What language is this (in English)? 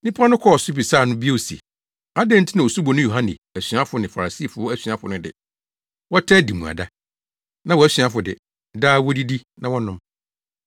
Akan